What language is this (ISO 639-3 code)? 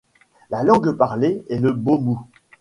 fra